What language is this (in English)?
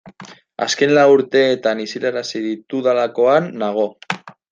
Basque